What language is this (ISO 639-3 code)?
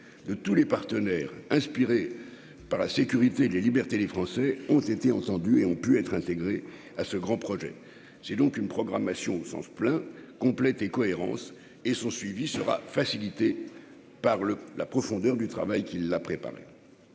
fra